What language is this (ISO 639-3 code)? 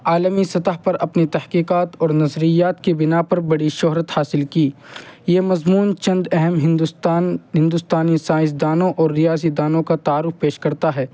urd